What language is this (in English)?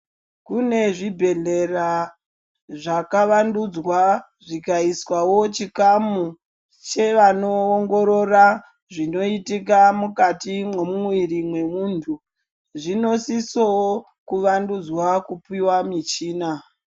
Ndau